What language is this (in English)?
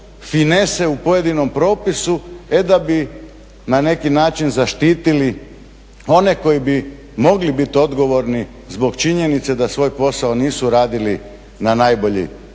Croatian